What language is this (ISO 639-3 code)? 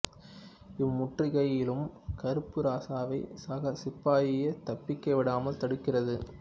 tam